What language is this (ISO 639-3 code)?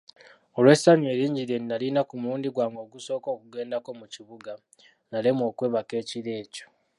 lug